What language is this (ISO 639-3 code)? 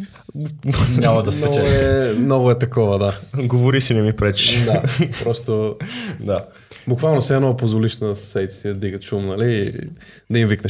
bul